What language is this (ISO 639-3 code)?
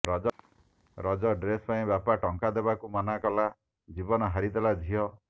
ori